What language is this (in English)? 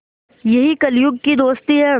Hindi